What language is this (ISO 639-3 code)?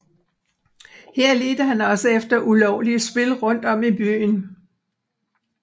dan